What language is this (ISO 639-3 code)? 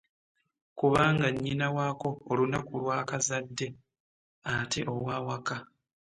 lug